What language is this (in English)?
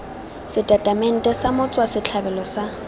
Tswana